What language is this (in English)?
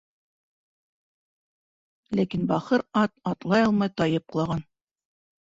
Bashkir